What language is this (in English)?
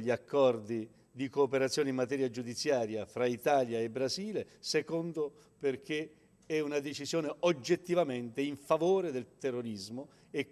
Italian